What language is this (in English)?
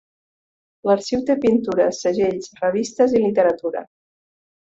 Catalan